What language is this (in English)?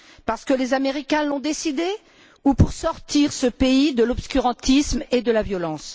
French